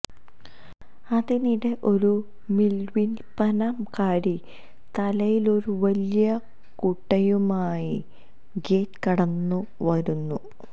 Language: Malayalam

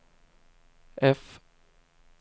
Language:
Swedish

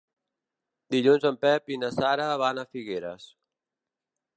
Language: Catalan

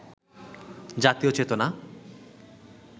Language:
Bangla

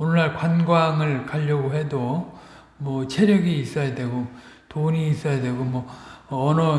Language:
Korean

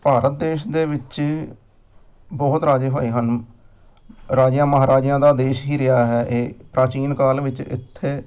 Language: Punjabi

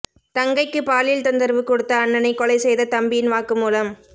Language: Tamil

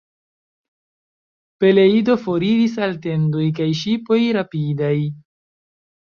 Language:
Esperanto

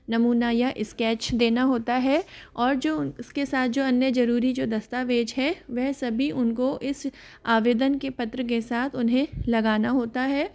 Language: Hindi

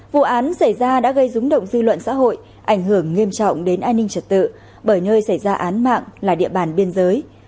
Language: Vietnamese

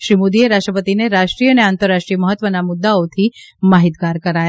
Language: Gujarati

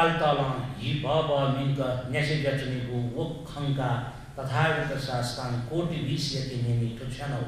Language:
Hindi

